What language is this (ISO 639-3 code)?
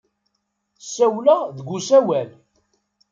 kab